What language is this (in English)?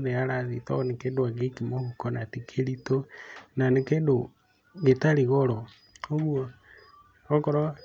Kikuyu